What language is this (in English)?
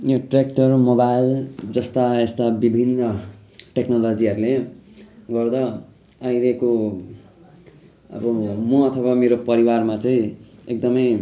Nepali